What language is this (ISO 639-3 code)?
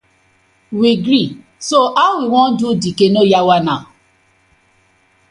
pcm